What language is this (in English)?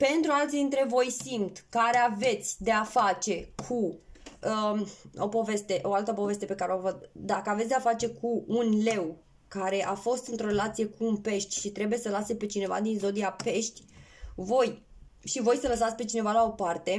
Romanian